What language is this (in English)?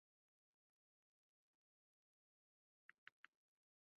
Chinese